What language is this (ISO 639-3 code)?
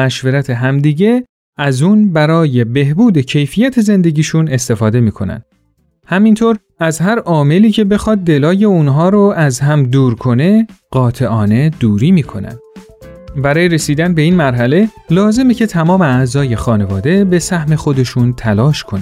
fas